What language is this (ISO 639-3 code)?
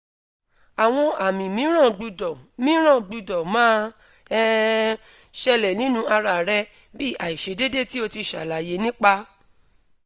yor